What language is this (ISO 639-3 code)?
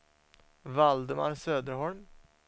swe